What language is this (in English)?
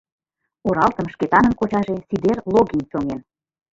Mari